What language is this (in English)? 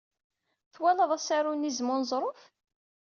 Kabyle